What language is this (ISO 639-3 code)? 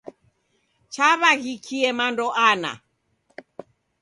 dav